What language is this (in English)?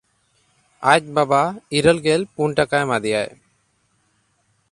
Santali